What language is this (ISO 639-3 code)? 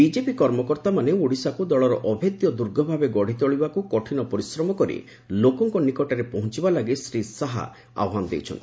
ori